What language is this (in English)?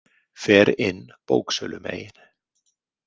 Icelandic